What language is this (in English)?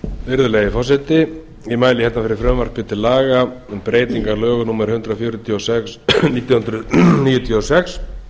Icelandic